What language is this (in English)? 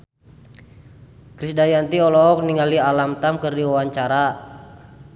Sundanese